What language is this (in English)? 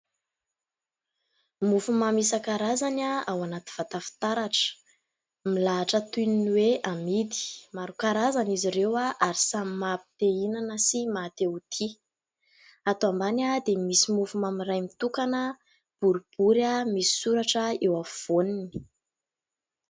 Malagasy